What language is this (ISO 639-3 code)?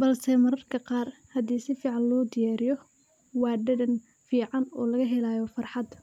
som